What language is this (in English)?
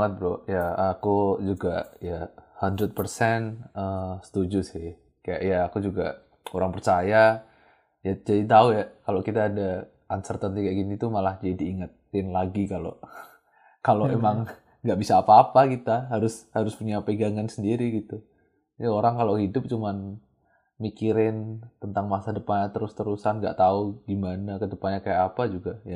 Indonesian